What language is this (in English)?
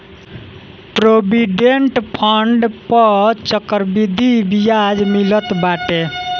Bhojpuri